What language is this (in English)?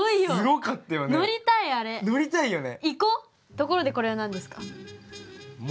Japanese